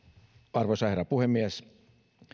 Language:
Finnish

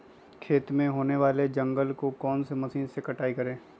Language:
Magahi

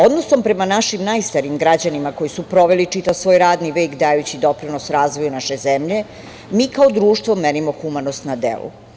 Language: Serbian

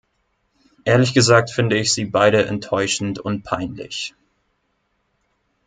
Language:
German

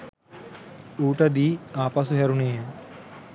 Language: Sinhala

